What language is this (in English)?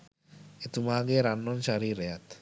Sinhala